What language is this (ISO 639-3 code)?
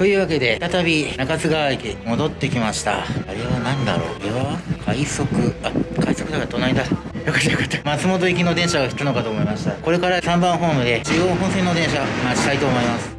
jpn